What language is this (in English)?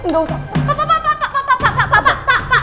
Indonesian